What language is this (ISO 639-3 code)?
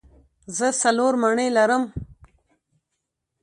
pus